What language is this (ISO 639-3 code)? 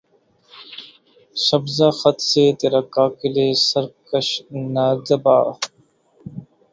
urd